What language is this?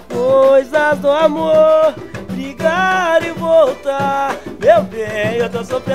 Portuguese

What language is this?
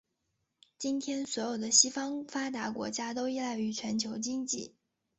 Chinese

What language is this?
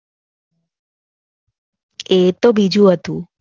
Gujarati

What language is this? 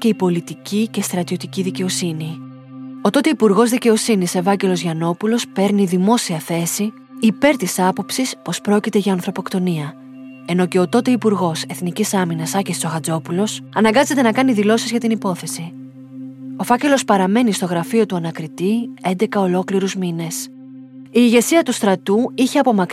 Greek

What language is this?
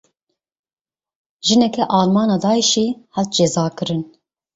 Kurdish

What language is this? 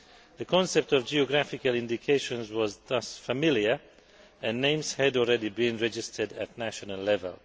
English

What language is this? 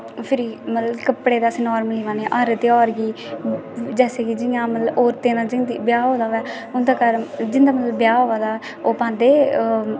Dogri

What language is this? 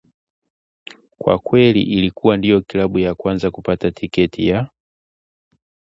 Swahili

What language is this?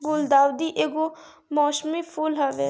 Bhojpuri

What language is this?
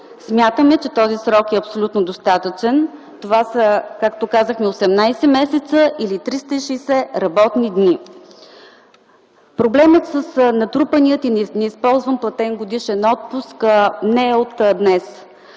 Bulgarian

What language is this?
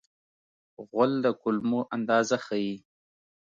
Pashto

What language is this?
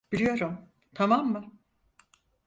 Turkish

